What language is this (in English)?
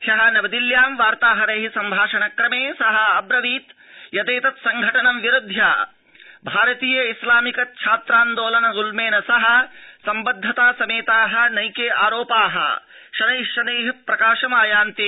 Sanskrit